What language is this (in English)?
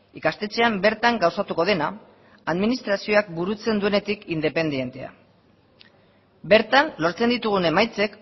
Basque